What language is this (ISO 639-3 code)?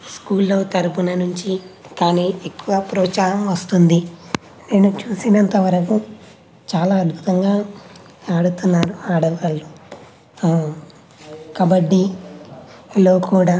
tel